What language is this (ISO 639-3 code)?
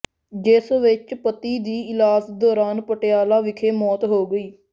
pan